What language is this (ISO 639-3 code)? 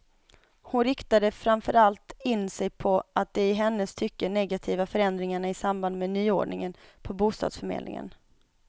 swe